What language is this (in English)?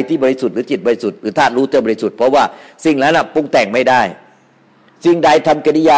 Thai